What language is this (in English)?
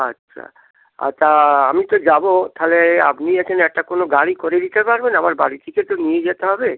Bangla